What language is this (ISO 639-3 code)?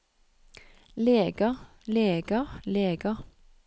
nor